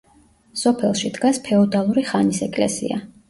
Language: Georgian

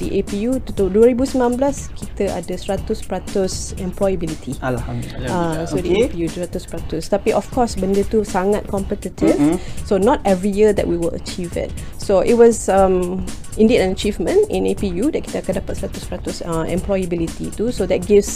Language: Malay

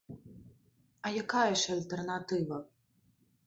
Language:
Belarusian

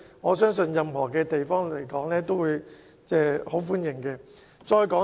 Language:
Cantonese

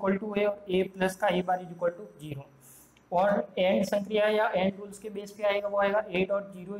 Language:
Hindi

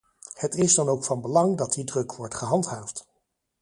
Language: Dutch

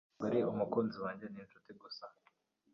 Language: Kinyarwanda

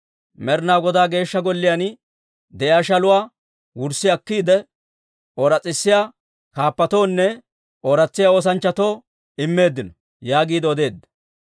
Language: Dawro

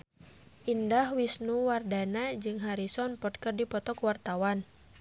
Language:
Sundanese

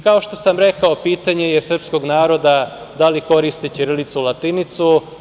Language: Serbian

